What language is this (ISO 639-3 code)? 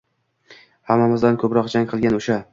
uzb